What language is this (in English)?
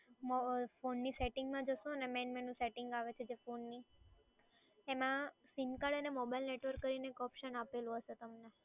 Gujarati